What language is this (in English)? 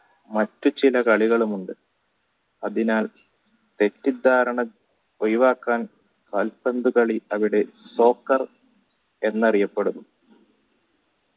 Malayalam